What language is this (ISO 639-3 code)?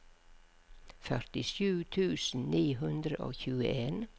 nor